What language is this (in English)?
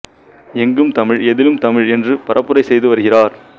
Tamil